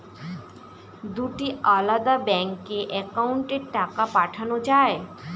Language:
Bangla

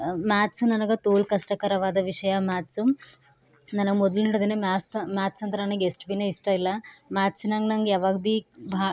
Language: Kannada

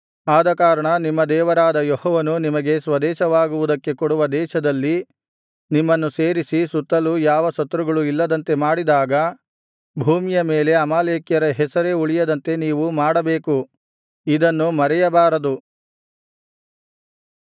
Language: Kannada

